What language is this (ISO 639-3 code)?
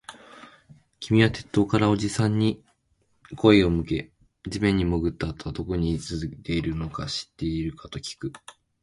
jpn